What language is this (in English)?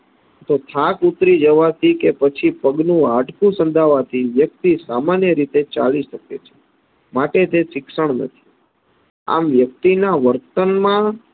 Gujarati